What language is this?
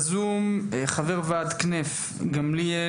Hebrew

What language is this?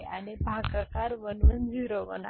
Marathi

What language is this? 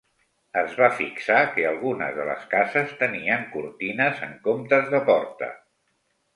Catalan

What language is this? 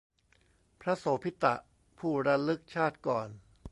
Thai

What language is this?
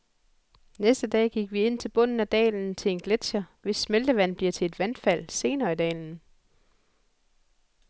Danish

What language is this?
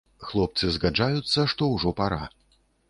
Belarusian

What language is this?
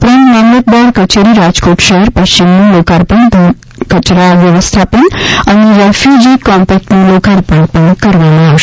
Gujarati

